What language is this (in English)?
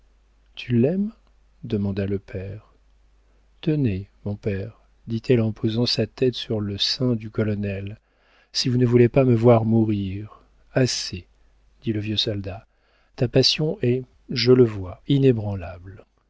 French